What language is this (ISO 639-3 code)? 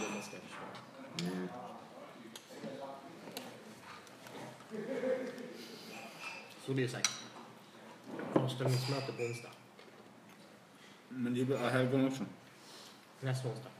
swe